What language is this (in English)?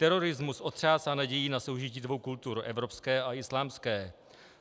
Czech